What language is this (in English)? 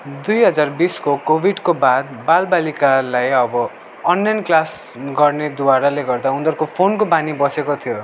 Nepali